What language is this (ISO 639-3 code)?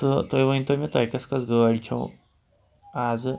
kas